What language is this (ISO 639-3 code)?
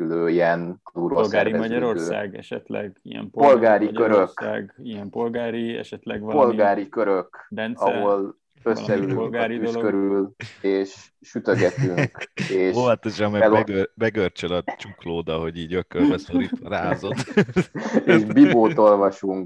hun